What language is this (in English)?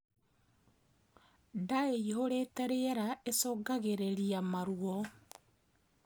Kikuyu